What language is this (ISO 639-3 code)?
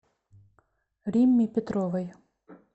rus